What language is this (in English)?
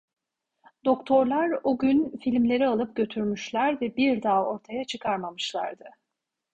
Turkish